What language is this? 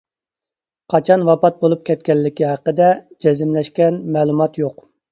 Uyghur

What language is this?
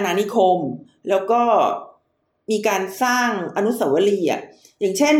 Thai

